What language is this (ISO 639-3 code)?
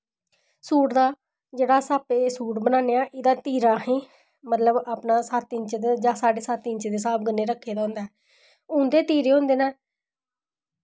doi